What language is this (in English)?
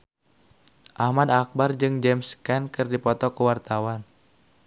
Sundanese